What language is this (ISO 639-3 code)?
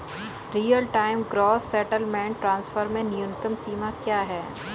hin